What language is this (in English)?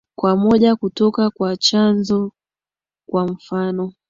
Swahili